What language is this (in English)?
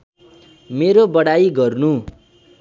Nepali